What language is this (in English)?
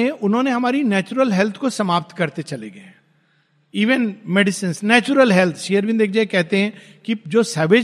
Hindi